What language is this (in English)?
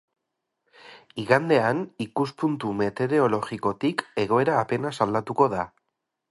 Basque